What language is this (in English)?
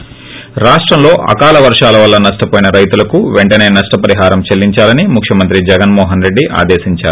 Telugu